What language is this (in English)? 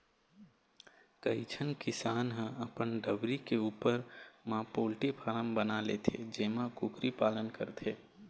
Chhattisgarhi